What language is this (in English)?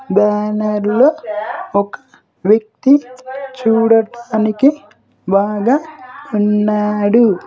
Telugu